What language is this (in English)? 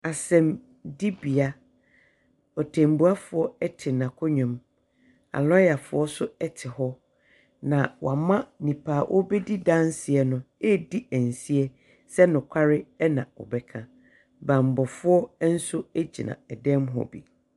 Akan